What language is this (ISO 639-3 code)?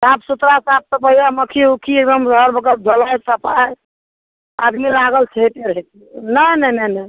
mai